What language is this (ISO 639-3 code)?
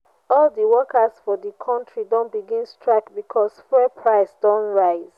pcm